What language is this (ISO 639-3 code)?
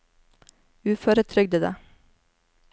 nor